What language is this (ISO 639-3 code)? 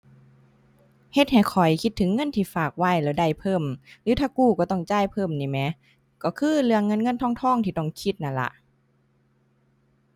tha